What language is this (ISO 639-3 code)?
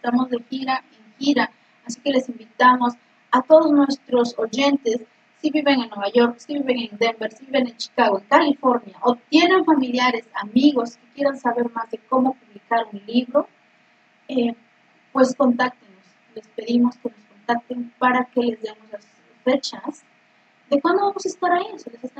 spa